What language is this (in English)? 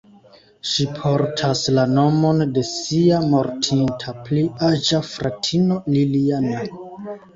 Esperanto